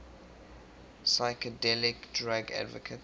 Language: English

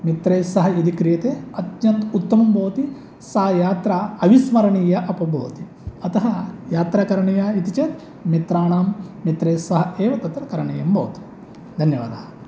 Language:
Sanskrit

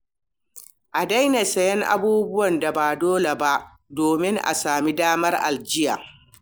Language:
Hausa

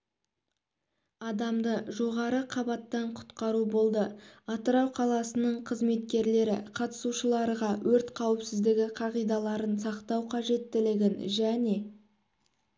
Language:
Kazakh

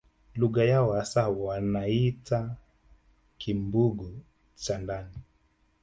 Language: Swahili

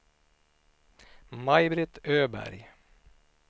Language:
Swedish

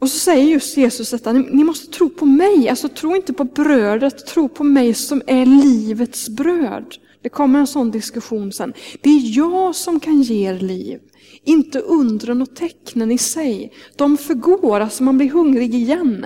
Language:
Swedish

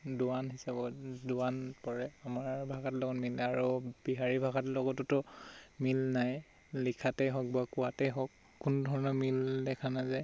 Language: Assamese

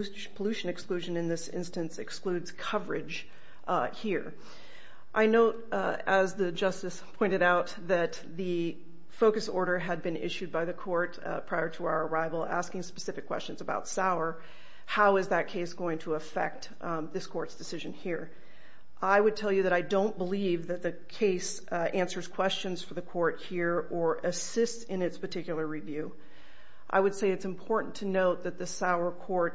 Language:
English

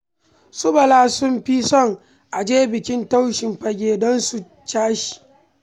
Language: Hausa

